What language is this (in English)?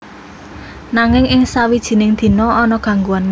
Javanese